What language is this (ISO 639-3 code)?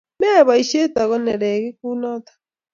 kln